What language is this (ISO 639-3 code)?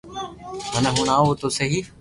lrk